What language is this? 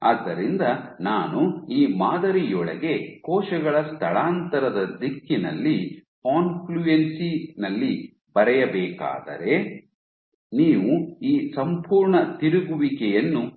Kannada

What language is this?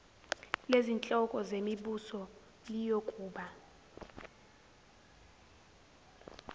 Zulu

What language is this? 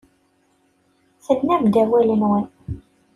Kabyle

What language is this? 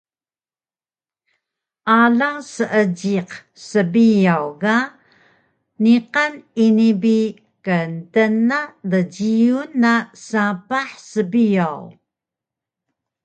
Taroko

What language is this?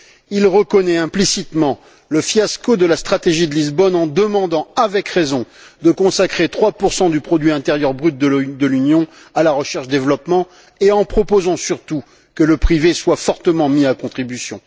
French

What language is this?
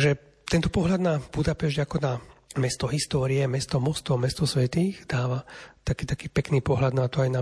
Slovak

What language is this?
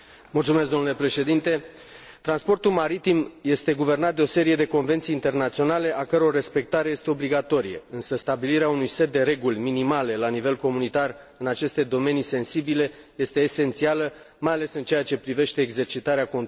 Romanian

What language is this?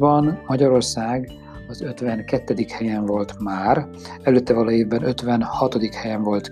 Hungarian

